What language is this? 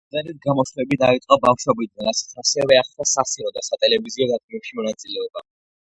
Georgian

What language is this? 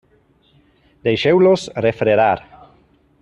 Catalan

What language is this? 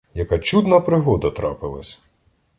Ukrainian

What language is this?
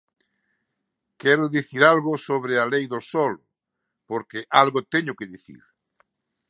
Galician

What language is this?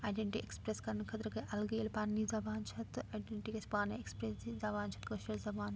Kashmiri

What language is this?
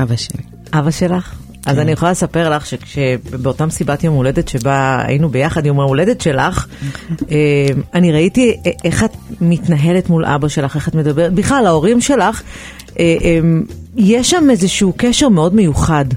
Hebrew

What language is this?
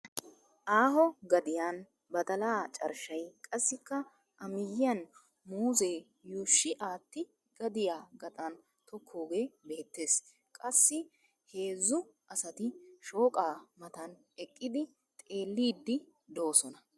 Wolaytta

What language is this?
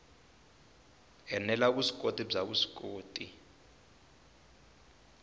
Tsonga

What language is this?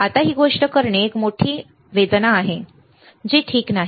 Marathi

